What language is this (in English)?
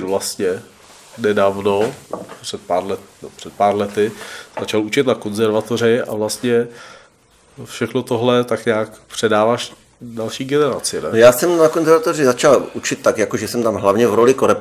Czech